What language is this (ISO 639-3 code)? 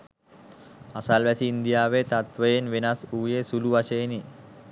sin